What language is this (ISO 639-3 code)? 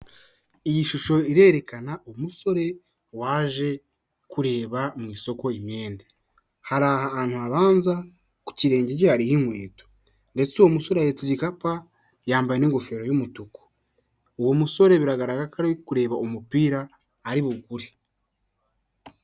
kin